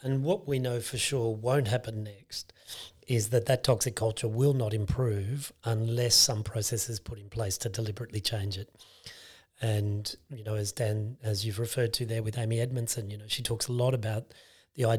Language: English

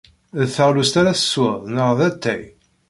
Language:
Kabyle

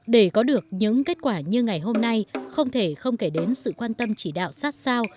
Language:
Vietnamese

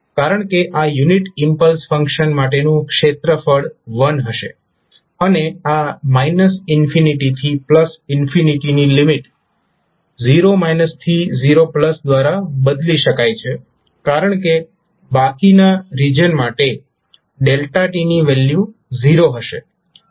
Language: Gujarati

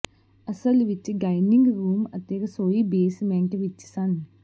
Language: Punjabi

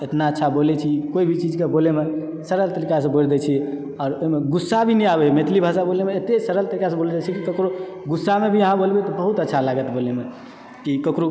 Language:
Maithili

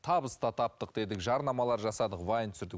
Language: Kazakh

